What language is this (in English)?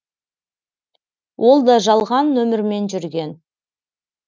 Kazakh